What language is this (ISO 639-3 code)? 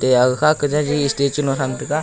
nnp